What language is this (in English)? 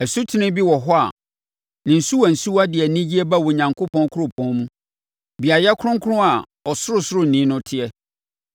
Akan